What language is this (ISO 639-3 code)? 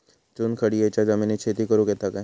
mar